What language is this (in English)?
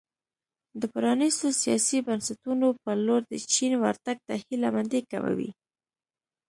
Pashto